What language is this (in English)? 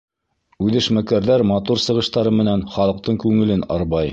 Bashkir